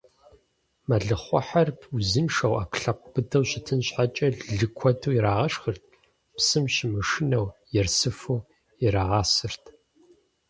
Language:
Kabardian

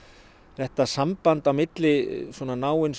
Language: Icelandic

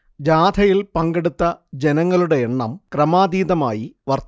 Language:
Malayalam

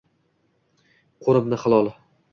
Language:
Uzbek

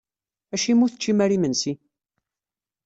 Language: Kabyle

